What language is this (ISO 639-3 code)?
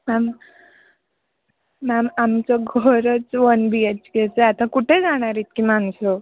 mar